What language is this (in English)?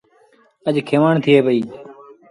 Sindhi Bhil